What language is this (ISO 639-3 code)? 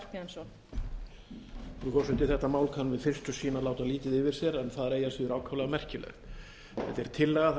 isl